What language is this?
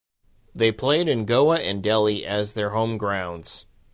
English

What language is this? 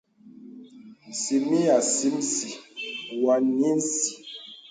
Bebele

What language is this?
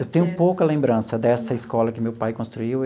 Portuguese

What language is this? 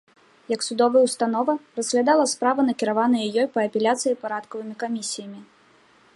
Belarusian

